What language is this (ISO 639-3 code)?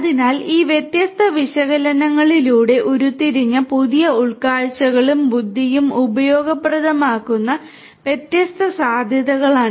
mal